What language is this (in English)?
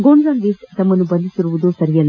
Kannada